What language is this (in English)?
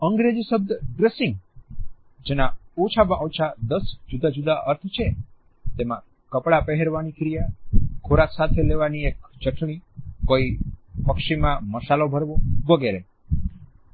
Gujarati